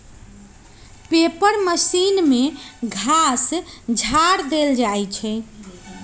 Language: Magahi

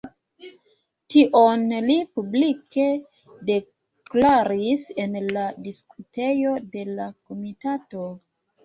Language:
Esperanto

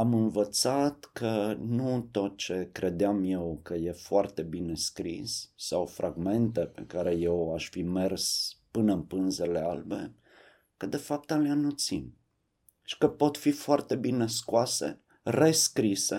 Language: Romanian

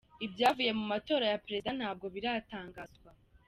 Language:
Kinyarwanda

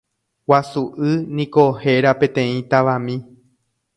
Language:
Guarani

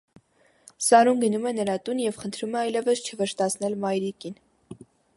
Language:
Armenian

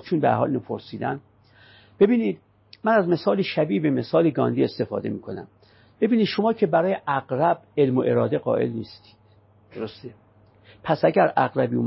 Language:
Persian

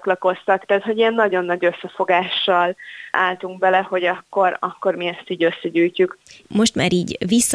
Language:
Hungarian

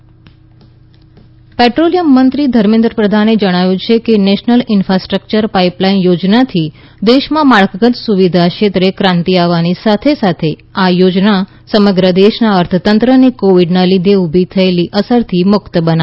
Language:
Gujarati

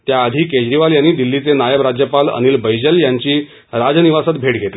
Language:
Marathi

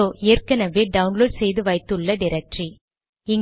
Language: Tamil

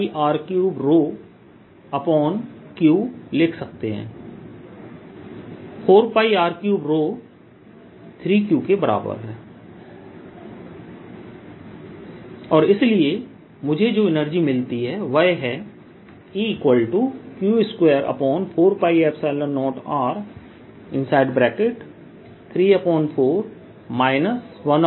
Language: Hindi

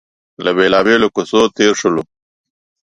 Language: Pashto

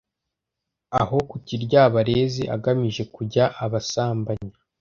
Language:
Kinyarwanda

